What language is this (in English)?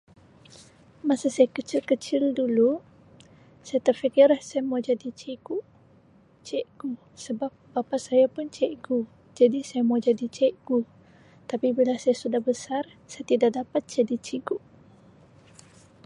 Sabah Malay